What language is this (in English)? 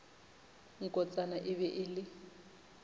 Northern Sotho